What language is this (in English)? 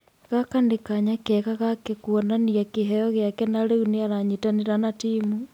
Kikuyu